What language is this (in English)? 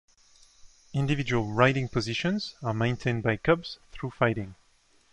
English